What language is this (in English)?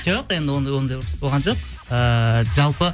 Kazakh